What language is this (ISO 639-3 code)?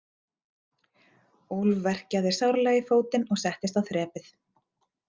isl